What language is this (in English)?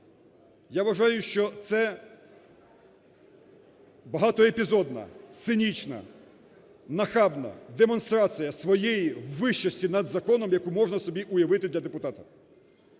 Ukrainian